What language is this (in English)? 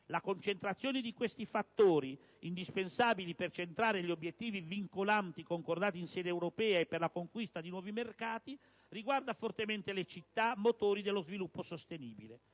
Italian